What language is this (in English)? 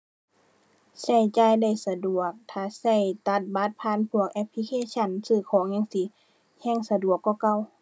Thai